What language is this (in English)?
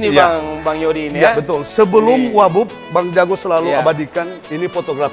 Indonesian